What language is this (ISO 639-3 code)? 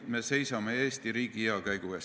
est